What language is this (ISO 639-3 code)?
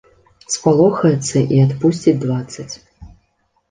bel